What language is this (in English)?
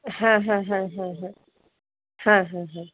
Bangla